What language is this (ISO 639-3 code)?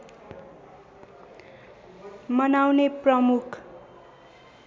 nep